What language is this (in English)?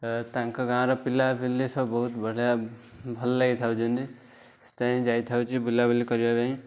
Odia